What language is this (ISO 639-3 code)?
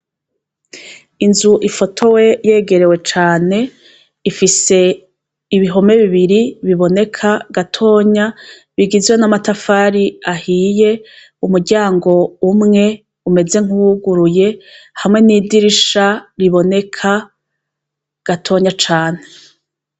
run